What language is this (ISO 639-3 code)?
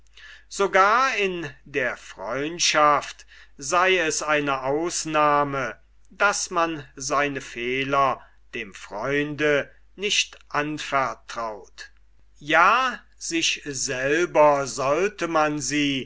deu